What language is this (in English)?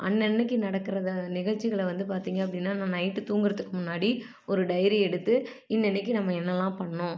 Tamil